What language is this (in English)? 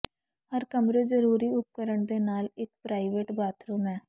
Punjabi